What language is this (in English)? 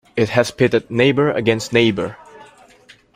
English